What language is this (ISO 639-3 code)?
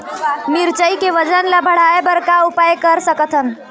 hne